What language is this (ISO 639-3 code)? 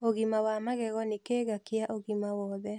kik